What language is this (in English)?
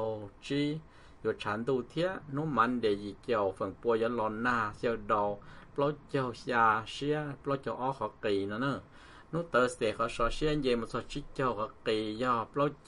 Thai